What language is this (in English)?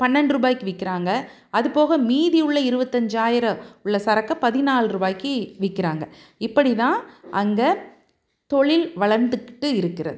Tamil